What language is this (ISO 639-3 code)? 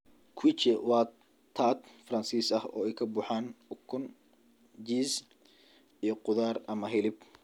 som